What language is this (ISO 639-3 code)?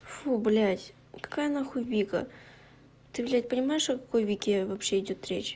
rus